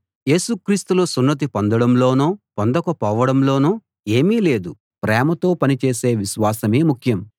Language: Telugu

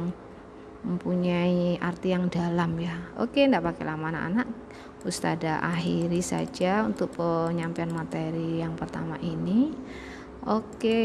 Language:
Indonesian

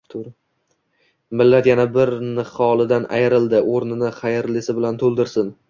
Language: Uzbek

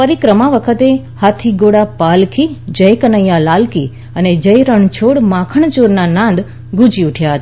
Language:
Gujarati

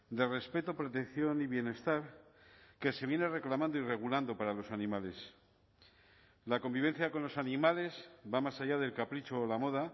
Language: Spanish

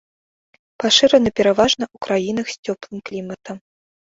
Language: Belarusian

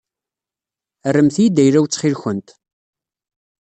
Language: Kabyle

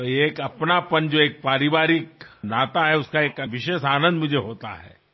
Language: Telugu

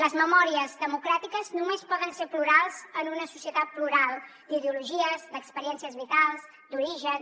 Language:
Catalan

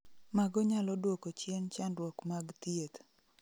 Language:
Luo (Kenya and Tanzania)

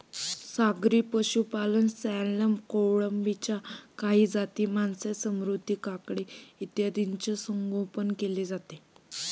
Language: Marathi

